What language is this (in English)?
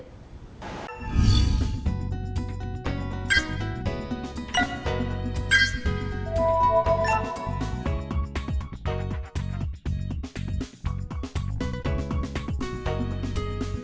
Vietnamese